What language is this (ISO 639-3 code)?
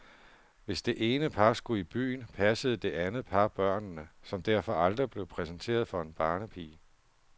dan